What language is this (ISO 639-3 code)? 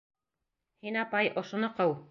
bak